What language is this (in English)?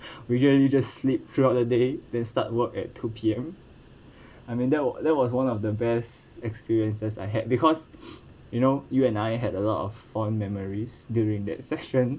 English